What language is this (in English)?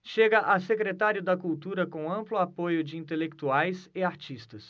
Portuguese